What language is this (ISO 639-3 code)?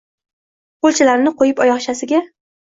uzb